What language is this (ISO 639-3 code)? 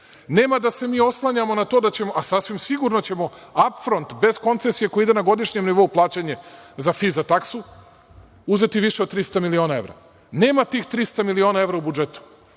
srp